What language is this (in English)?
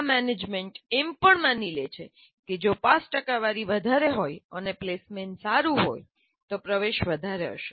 Gujarati